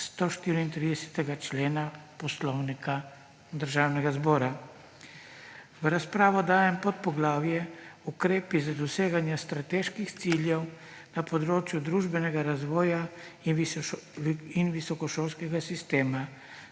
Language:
Slovenian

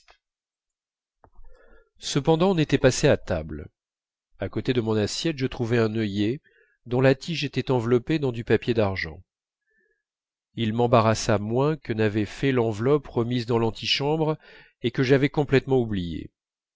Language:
French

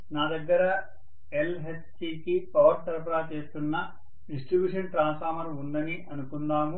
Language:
Telugu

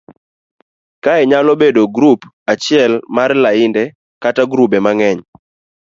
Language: Luo (Kenya and Tanzania)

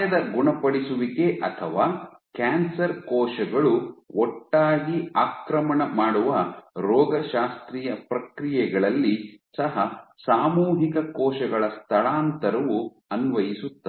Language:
Kannada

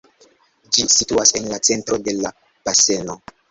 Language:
Esperanto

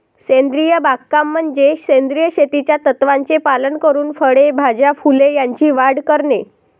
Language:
Marathi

